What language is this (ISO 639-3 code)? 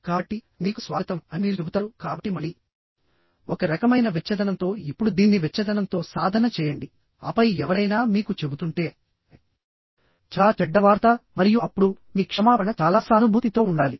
tel